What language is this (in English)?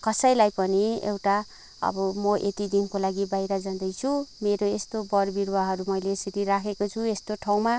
Nepali